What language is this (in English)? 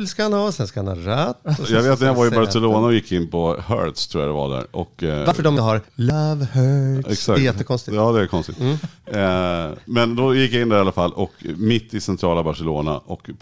Swedish